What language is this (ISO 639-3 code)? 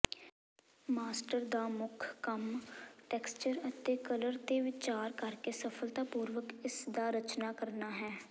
pan